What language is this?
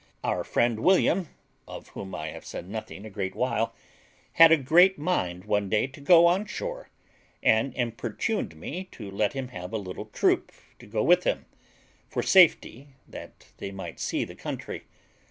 English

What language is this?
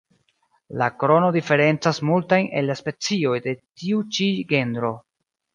Esperanto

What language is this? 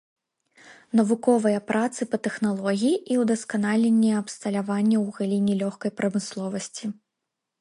Belarusian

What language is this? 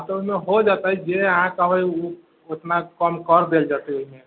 Maithili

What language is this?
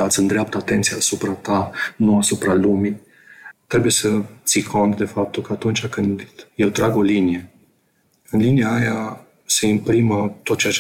Romanian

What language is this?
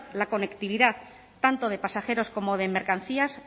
Spanish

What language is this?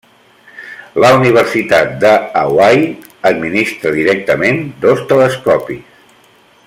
Catalan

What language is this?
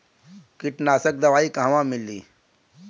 Bhojpuri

